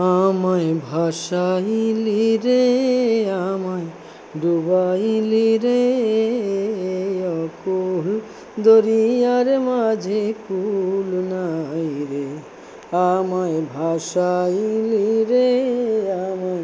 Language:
Bangla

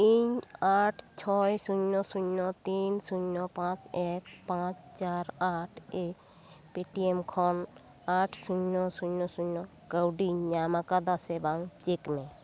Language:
Santali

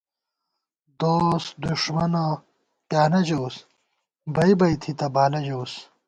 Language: Gawar-Bati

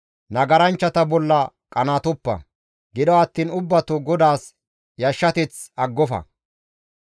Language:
Gamo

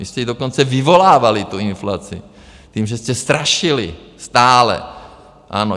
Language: Czech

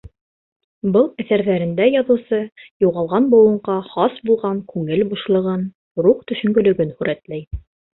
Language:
Bashkir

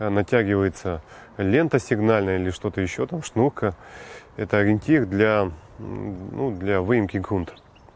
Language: Russian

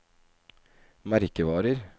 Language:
Norwegian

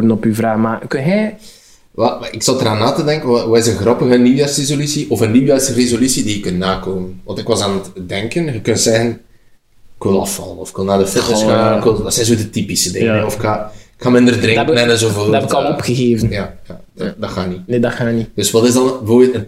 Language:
Dutch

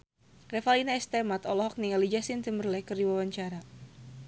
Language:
Sundanese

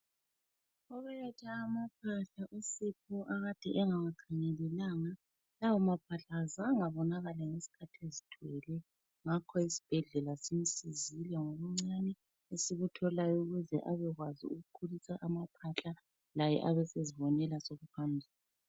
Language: North Ndebele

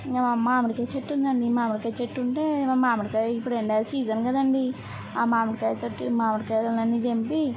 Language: Telugu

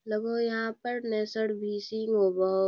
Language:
Magahi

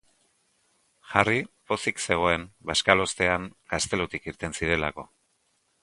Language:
Basque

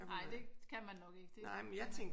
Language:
Danish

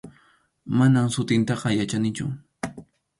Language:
Arequipa-La Unión Quechua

